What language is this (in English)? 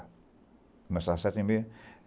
Portuguese